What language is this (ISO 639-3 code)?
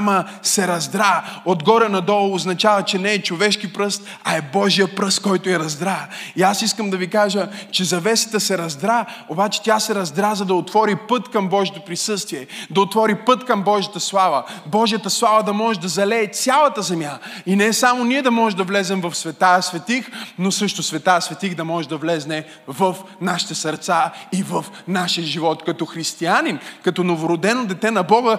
bul